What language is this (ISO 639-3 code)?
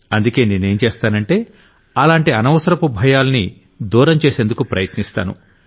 tel